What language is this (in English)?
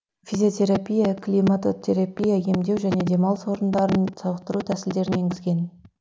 Kazakh